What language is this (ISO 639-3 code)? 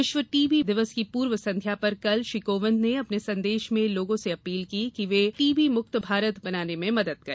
hin